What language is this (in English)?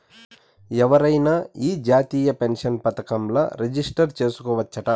Telugu